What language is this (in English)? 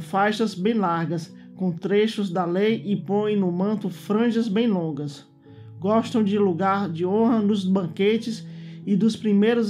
Portuguese